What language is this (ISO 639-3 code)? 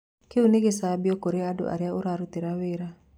kik